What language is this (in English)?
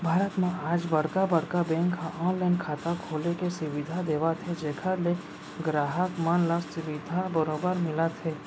Chhattisgarhi